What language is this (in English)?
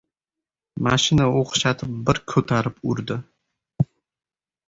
Uzbek